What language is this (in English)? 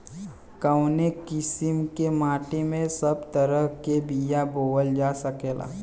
Bhojpuri